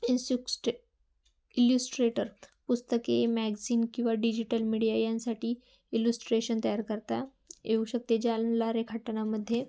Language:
Marathi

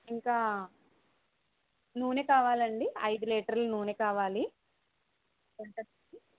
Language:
Telugu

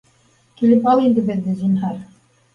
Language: Bashkir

